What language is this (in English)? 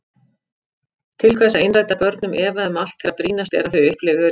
Icelandic